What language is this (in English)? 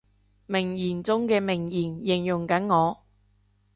Cantonese